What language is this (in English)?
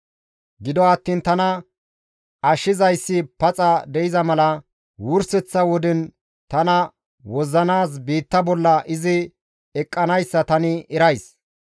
Gamo